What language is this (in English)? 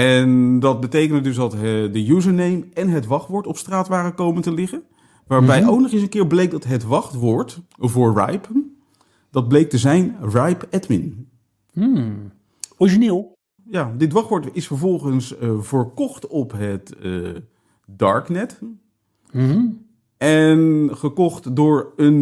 Dutch